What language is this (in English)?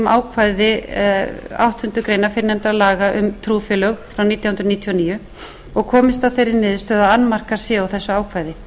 Icelandic